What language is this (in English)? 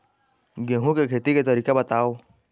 Chhattisgarhi